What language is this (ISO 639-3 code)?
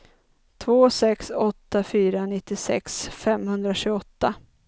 swe